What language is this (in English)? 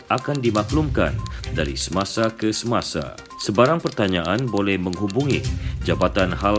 Malay